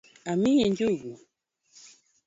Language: Luo (Kenya and Tanzania)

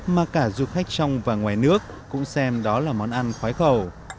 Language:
Vietnamese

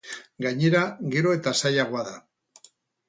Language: Basque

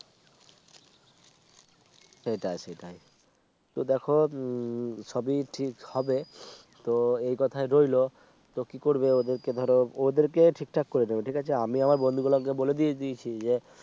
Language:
Bangla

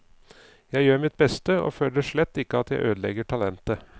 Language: Norwegian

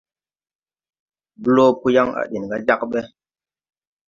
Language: Tupuri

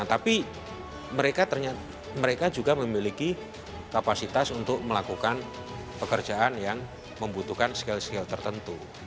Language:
Indonesian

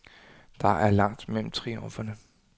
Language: Danish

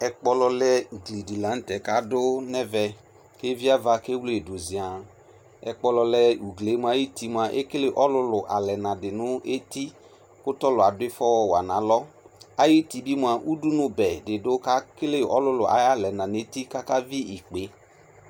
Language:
Ikposo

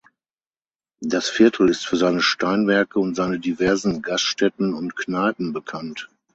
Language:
German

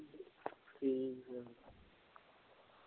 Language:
Punjabi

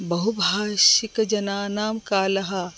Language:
Sanskrit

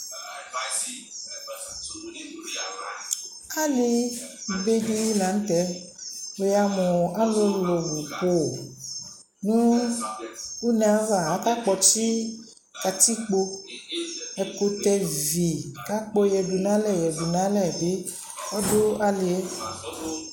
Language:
Ikposo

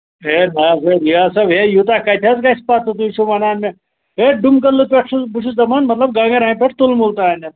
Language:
Kashmiri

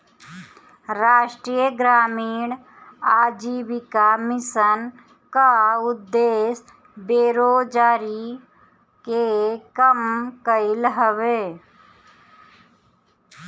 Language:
Bhojpuri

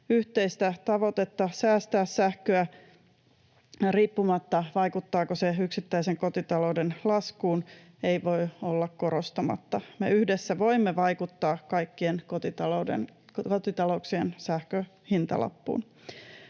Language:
Finnish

